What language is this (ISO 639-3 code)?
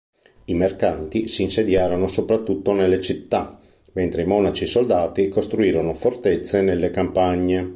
ita